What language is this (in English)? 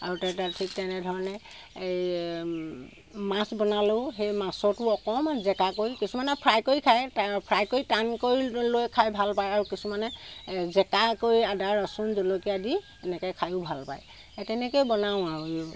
Assamese